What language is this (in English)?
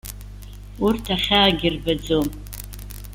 Abkhazian